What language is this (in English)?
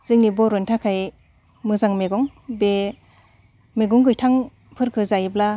Bodo